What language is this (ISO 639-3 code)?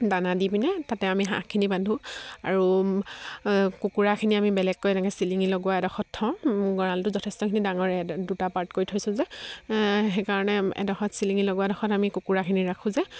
asm